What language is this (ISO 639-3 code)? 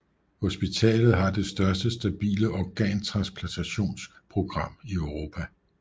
dan